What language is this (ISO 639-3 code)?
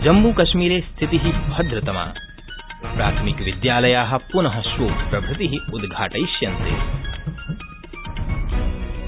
san